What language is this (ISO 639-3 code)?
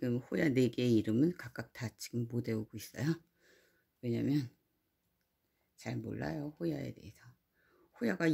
kor